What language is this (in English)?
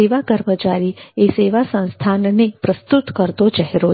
Gujarati